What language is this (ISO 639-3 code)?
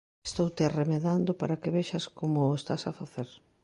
glg